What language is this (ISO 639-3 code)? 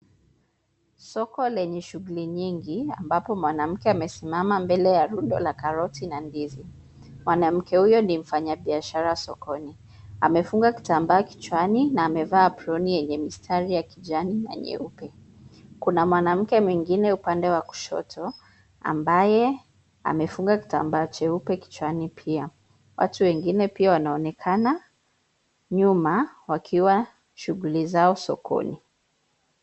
swa